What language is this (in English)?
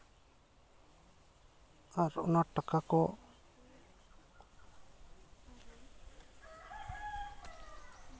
Santali